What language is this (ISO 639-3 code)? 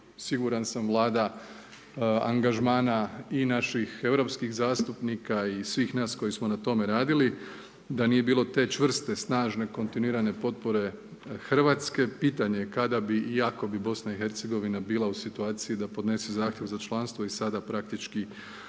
hrv